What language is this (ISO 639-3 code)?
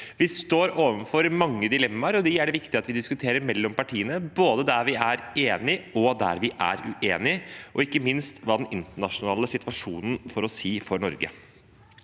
nor